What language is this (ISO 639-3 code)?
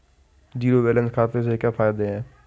hin